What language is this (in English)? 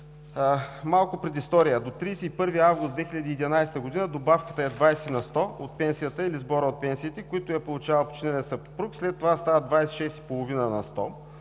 Bulgarian